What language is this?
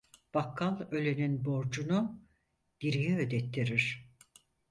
Turkish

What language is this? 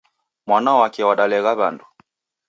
Taita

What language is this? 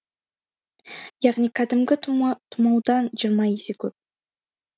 Kazakh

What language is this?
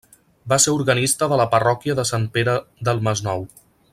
Catalan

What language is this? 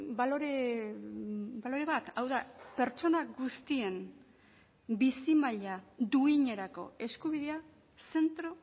Basque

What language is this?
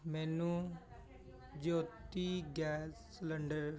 Punjabi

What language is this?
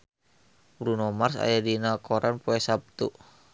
Sundanese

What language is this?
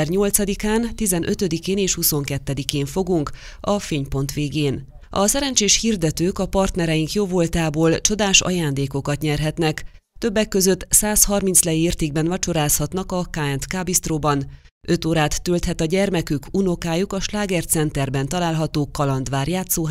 Hungarian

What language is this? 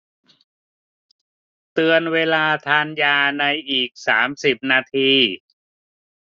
Thai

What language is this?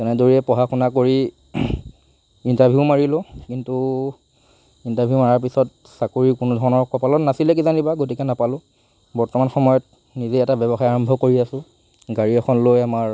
Assamese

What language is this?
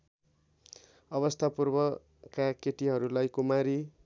Nepali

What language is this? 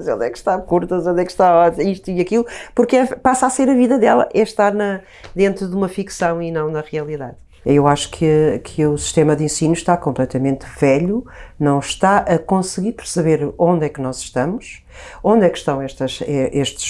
Portuguese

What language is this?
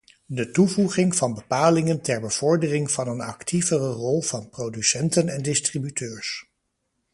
Dutch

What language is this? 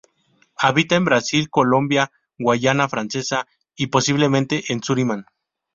Spanish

